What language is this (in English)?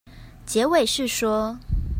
Chinese